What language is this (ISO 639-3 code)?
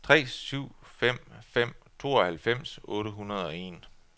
dan